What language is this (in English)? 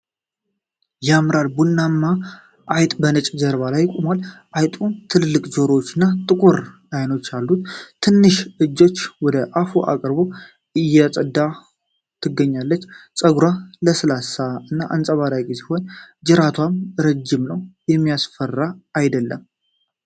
Amharic